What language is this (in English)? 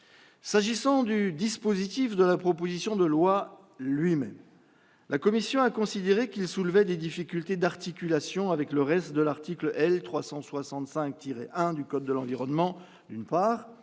French